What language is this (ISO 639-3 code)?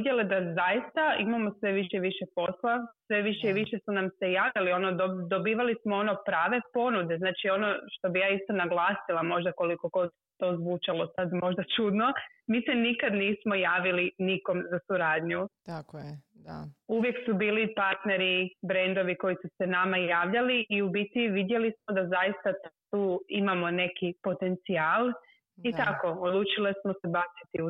hrv